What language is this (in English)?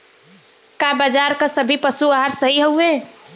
Bhojpuri